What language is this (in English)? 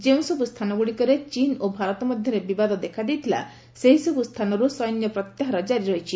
Odia